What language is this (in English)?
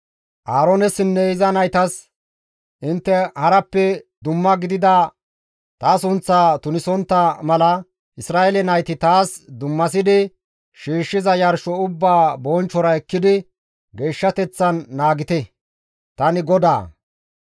Gamo